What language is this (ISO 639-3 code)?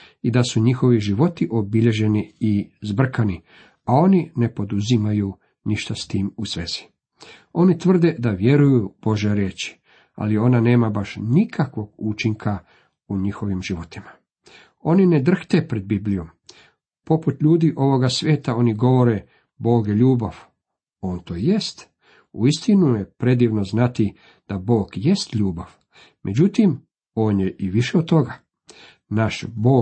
hrv